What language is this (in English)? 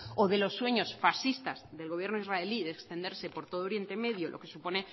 Spanish